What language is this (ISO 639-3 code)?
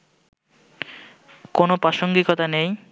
ben